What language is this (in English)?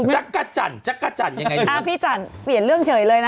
Thai